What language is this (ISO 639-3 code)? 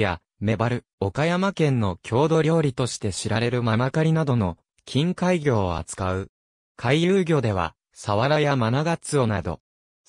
jpn